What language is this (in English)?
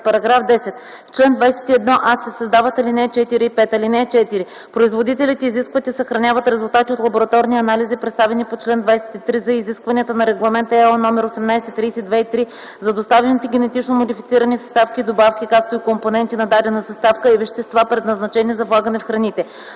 Bulgarian